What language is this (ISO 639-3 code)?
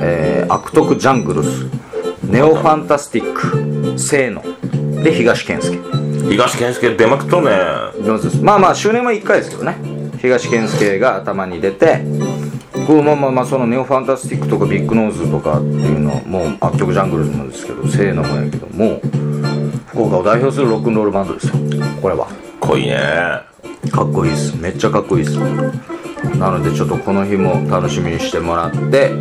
jpn